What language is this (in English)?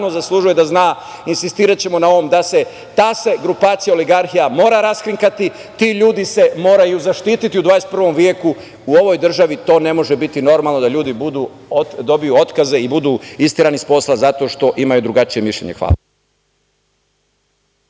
Serbian